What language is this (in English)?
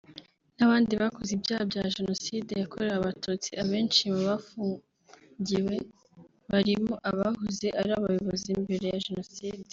Kinyarwanda